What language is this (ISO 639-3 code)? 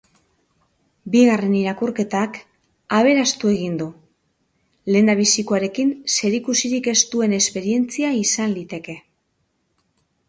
eus